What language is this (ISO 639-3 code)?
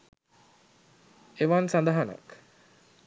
sin